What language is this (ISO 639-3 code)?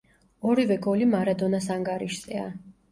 kat